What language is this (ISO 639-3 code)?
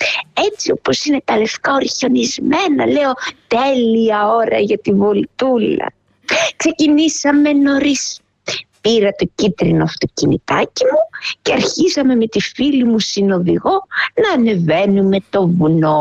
ell